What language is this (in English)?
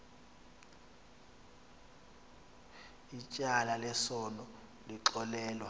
Xhosa